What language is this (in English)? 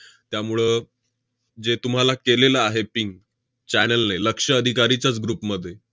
Marathi